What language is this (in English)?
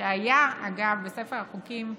Hebrew